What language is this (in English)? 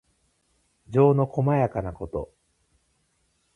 Japanese